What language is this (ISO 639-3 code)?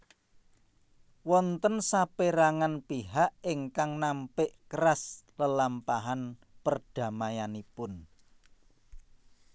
jav